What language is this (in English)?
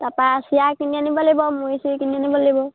Assamese